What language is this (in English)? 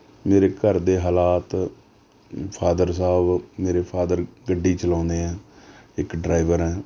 Punjabi